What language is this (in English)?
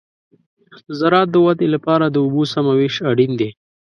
Pashto